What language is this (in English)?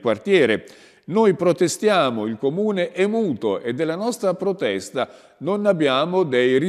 Italian